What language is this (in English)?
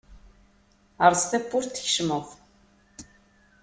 Kabyle